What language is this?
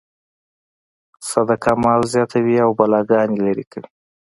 Pashto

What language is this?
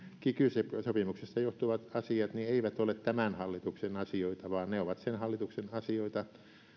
Finnish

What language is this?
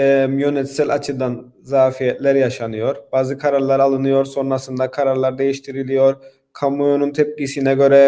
Turkish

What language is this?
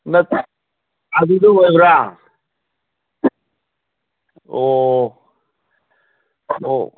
Manipuri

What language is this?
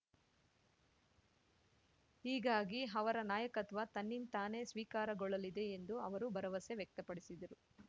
Kannada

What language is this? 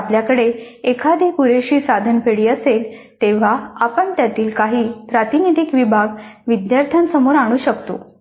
Marathi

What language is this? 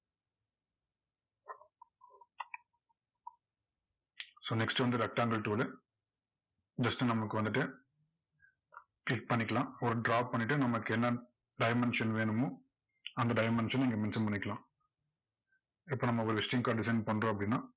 Tamil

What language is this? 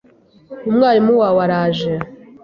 Kinyarwanda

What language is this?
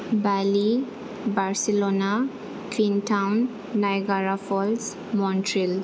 Bodo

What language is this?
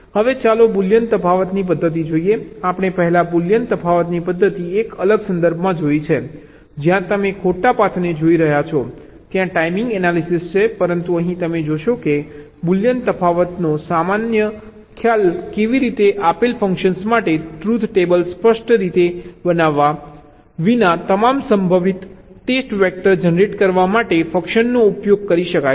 Gujarati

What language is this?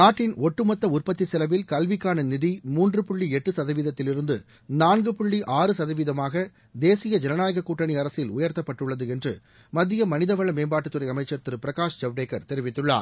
Tamil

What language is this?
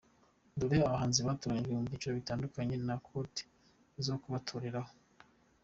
Kinyarwanda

